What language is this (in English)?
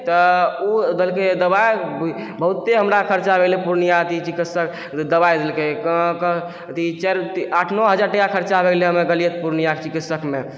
Maithili